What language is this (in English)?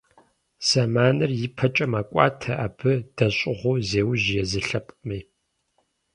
Kabardian